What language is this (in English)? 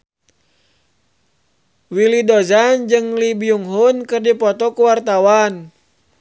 Sundanese